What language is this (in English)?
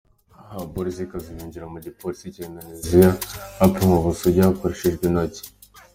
Kinyarwanda